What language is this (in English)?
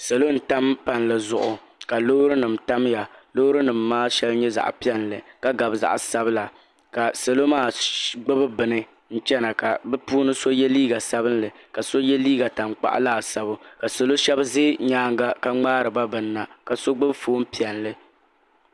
Dagbani